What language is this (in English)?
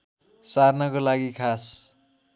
Nepali